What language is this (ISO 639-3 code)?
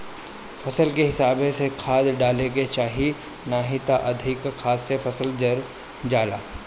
bho